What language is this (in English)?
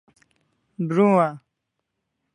Kalasha